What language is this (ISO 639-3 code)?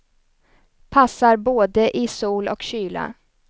swe